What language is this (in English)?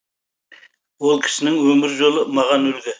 Kazakh